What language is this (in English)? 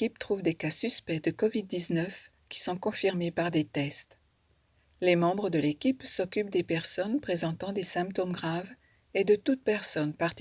French